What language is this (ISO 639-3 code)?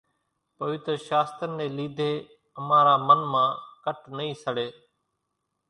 gjk